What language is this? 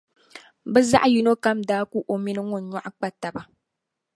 Dagbani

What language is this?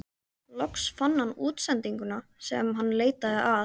Icelandic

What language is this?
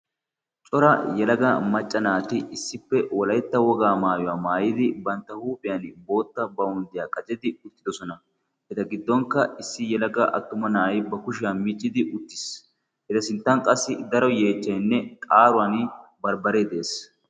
Wolaytta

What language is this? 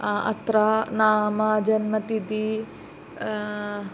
Sanskrit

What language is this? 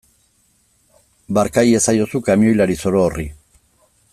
Basque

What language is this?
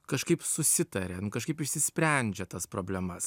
Lithuanian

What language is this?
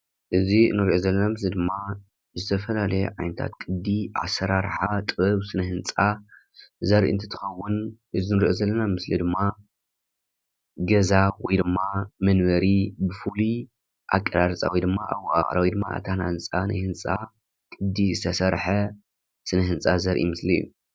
Tigrinya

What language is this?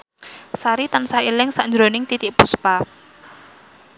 Javanese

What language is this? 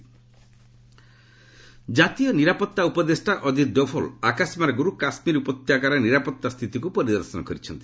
Odia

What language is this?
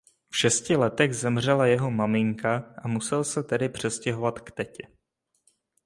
Czech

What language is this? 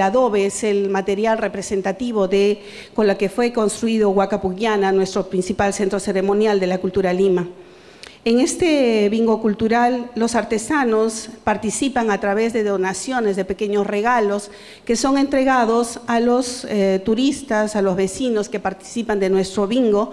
Spanish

